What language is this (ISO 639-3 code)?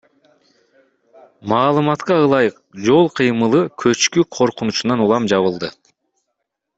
kir